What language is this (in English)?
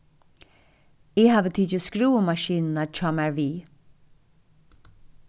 Faroese